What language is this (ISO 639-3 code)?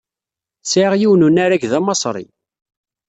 kab